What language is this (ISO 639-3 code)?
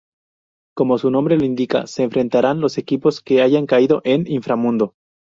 spa